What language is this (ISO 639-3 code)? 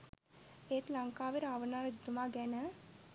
sin